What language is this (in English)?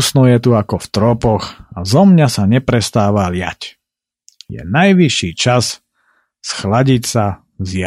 Slovak